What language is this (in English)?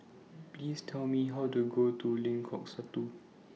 English